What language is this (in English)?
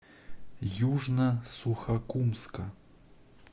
Russian